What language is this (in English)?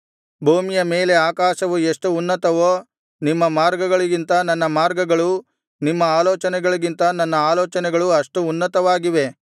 Kannada